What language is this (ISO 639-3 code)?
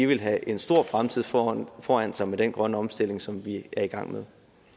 dan